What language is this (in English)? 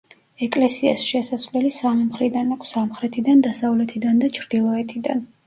Georgian